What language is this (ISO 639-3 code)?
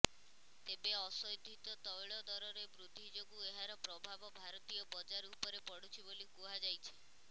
ori